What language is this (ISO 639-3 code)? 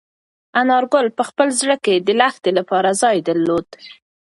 pus